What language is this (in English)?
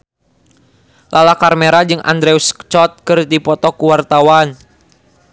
Sundanese